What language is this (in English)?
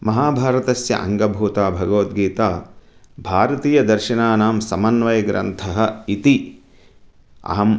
Sanskrit